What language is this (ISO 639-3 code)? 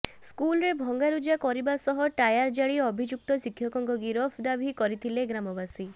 ori